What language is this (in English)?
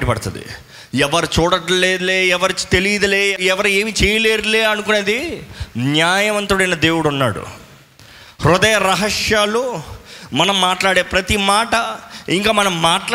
Telugu